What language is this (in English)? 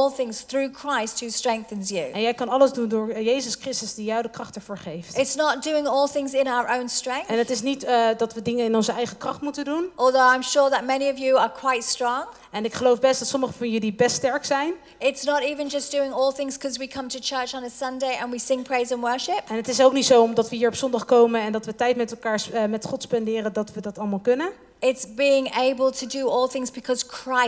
Dutch